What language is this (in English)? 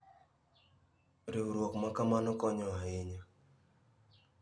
Luo (Kenya and Tanzania)